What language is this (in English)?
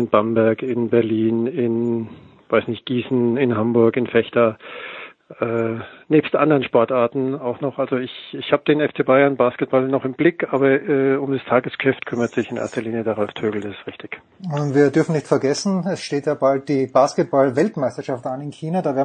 German